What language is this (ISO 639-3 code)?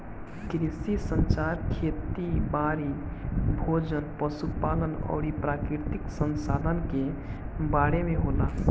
bho